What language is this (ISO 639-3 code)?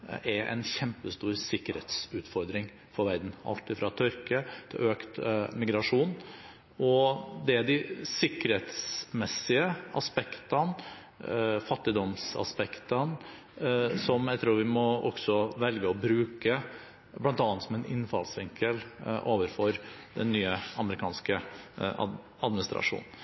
nob